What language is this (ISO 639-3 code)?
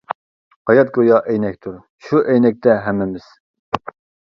uig